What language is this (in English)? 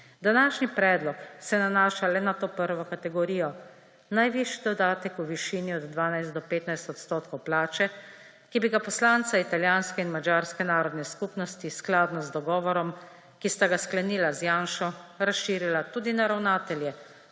Slovenian